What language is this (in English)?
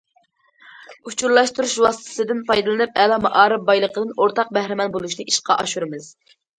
Uyghur